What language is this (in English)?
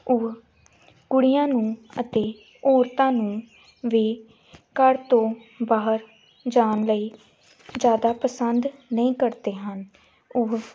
Punjabi